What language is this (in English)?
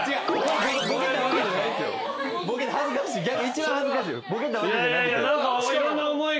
Japanese